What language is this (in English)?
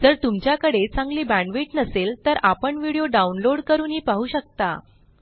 Marathi